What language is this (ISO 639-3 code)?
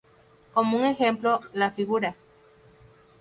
spa